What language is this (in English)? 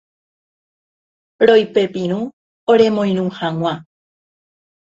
Guarani